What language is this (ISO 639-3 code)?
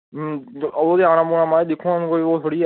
doi